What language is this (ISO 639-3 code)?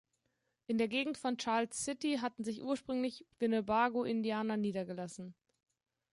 deu